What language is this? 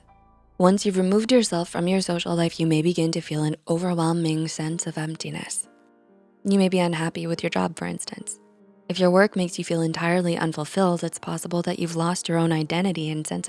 English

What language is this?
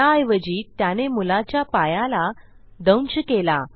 Marathi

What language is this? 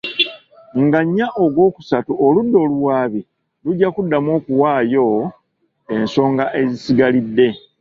Ganda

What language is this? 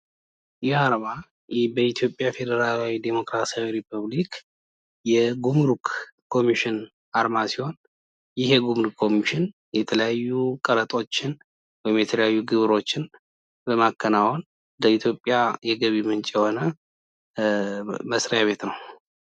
Amharic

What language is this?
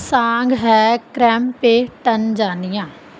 Punjabi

